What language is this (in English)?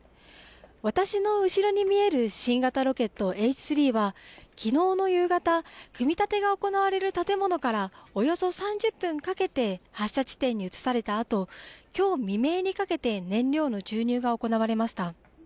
Japanese